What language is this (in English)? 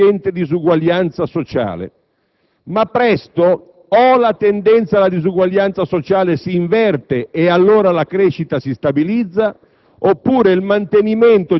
Italian